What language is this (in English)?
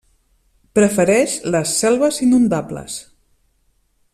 Catalan